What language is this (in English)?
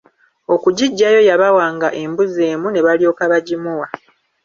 Ganda